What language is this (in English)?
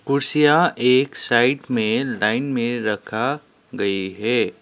Hindi